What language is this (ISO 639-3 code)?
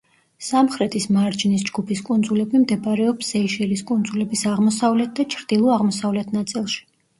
kat